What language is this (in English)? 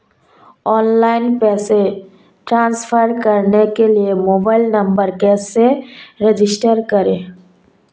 Hindi